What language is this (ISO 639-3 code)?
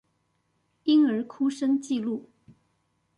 zho